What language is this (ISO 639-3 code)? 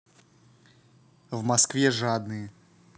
rus